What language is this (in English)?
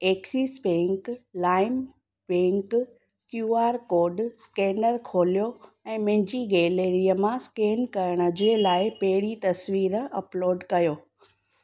Sindhi